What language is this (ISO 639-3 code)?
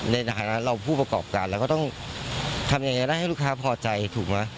tha